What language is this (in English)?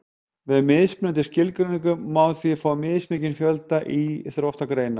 Icelandic